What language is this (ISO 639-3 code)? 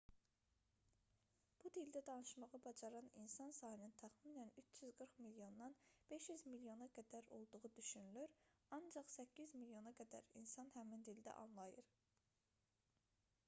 aze